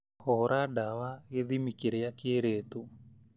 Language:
Kikuyu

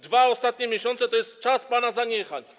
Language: Polish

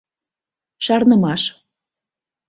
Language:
Mari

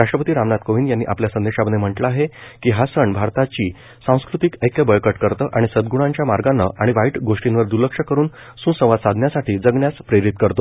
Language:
Marathi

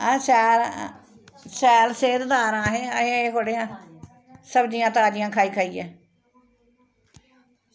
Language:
Dogri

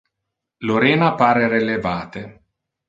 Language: Interlingua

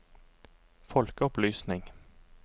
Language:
Norwegian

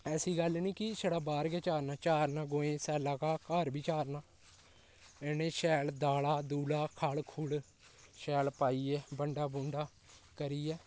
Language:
Dogri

